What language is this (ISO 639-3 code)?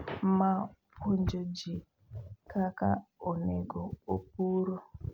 luo